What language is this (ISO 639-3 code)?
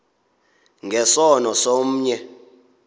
xho